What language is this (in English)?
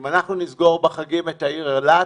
Hebrew